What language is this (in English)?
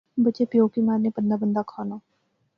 Pahari-Potwari